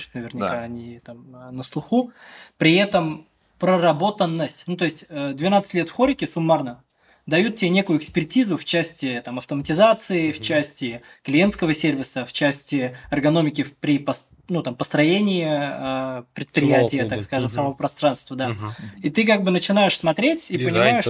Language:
Russian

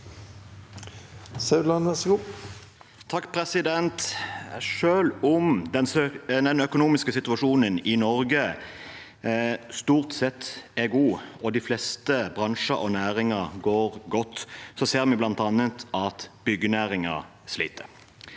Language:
Norwegian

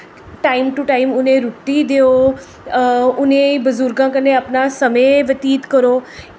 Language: Dogri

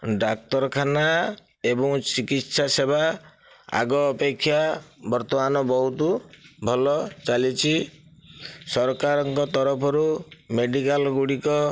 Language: Odia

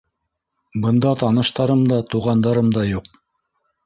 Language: Bashkir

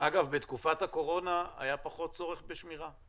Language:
Hebrew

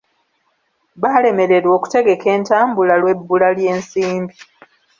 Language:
Ganda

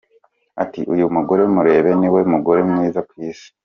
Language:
Kinyarwanda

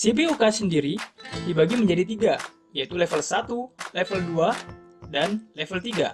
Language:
Indonesian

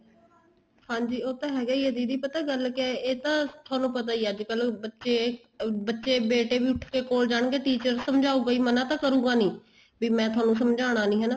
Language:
Punjabi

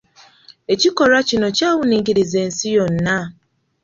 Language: Ganda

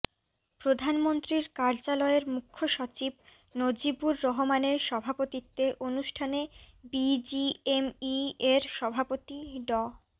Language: Bangla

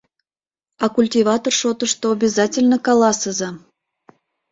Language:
Mari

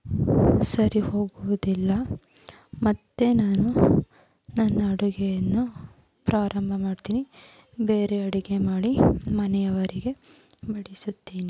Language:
Kannada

